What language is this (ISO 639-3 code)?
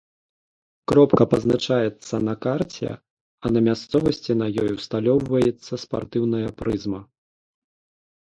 bel